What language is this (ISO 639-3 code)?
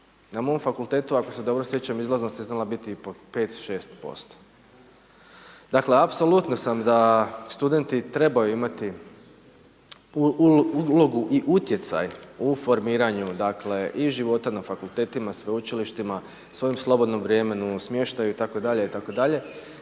hrv